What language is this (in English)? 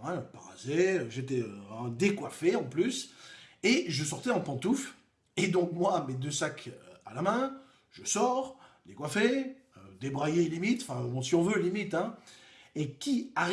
French